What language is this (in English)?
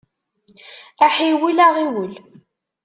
Kabyle